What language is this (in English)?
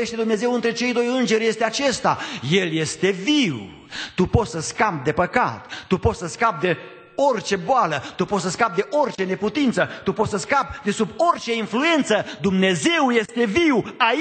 Romanian